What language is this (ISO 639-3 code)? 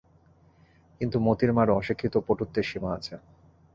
ben